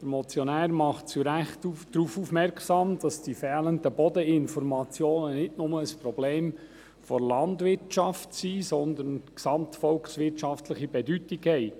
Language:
Swiss German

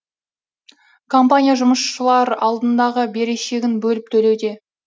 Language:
Kazakh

